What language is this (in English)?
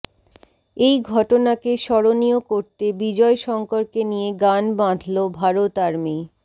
Bangla